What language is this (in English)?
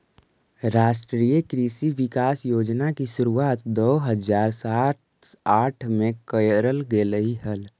Magahi